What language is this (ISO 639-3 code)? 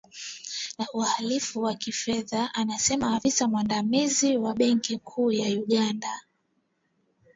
swa